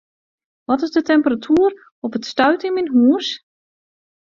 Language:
Western Frisian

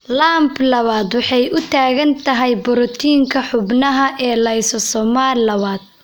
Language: Somali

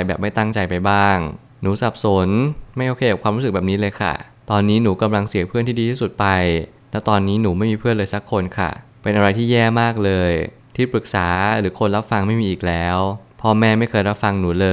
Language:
Thai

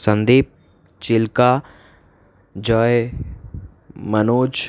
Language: Gujarati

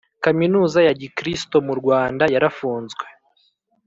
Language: Kinyarwanda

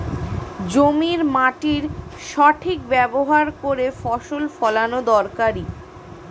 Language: Bangla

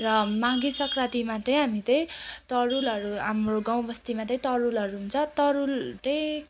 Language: Nepali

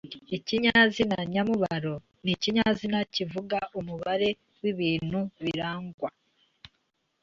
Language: Kinyarwanda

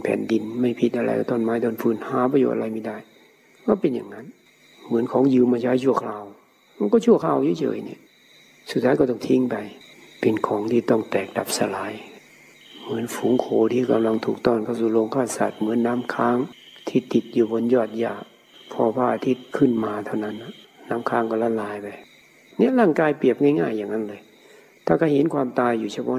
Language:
Thai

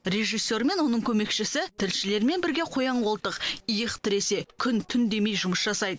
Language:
Kazakh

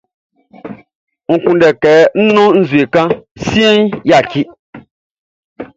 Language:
Baoulé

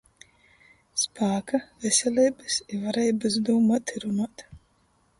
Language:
Latgalian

